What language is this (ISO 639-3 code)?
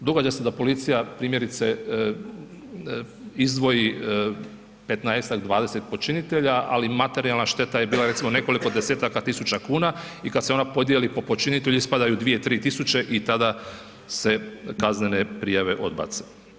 hrv